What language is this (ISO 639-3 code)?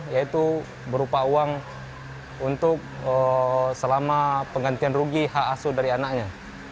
ind